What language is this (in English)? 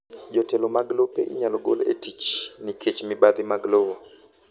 Luo (Kenya and Tanzania)